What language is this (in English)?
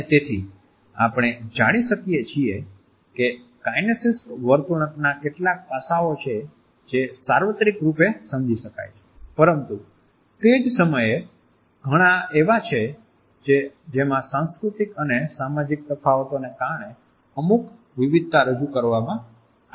Gujarati